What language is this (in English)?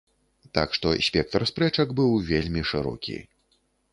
Belarusian